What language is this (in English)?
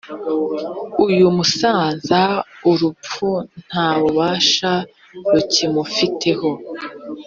Kinyarwanda